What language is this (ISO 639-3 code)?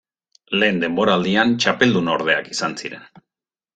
eus